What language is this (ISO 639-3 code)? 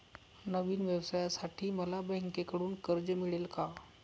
mar